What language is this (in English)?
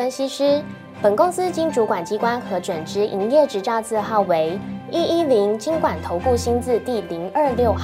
Chinese